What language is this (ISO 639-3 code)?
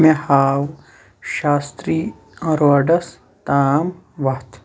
kas